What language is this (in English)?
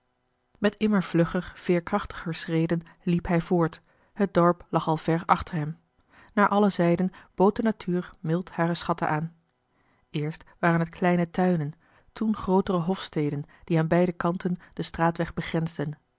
Dutch